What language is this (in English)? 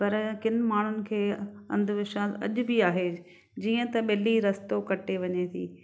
Sindhi